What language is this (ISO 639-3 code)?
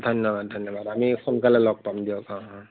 asm